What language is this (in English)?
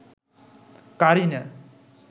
Bangla